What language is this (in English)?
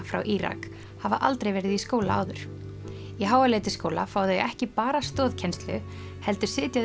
Icelandic